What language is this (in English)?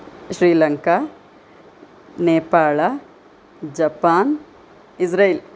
Sanskrit